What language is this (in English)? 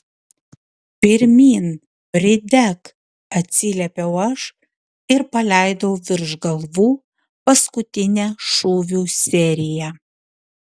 Lithuanian